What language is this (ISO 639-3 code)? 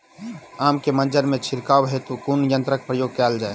mai